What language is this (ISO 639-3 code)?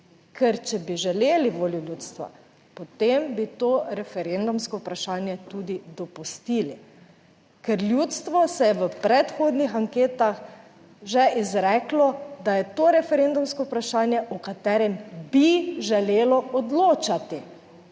slv